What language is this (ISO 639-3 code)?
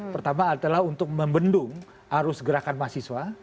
ind